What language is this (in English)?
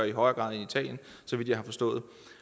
Danish